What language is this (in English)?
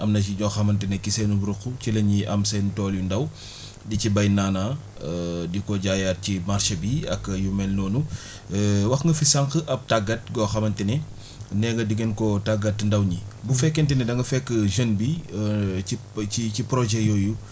Wolof